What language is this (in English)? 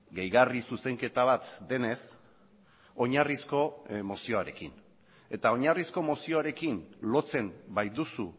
Basque